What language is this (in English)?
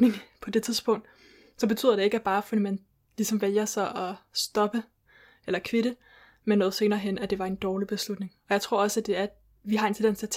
Danish